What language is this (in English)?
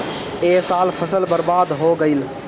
Bhojpuri